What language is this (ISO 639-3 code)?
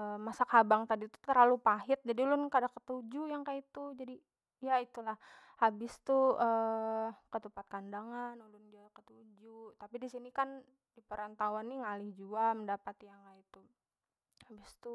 bjn